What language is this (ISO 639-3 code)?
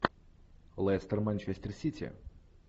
rus